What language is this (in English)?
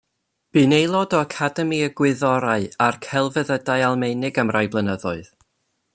Welsh